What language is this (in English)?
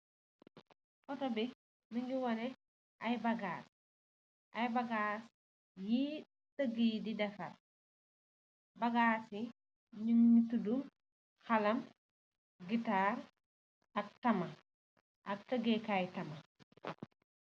Wolof